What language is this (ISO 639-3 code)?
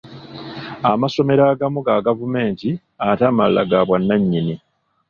lug